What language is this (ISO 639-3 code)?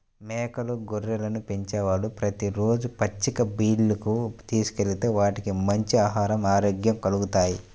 tel